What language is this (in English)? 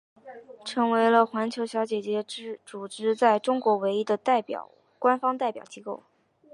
Chinese